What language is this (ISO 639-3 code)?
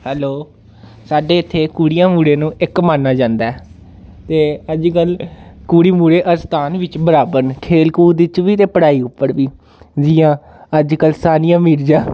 doi